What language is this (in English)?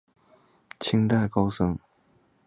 Chinese